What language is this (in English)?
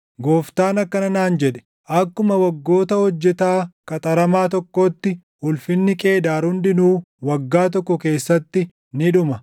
Oromo